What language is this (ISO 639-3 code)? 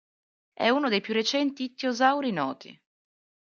ita